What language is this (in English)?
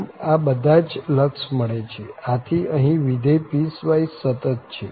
Gujarati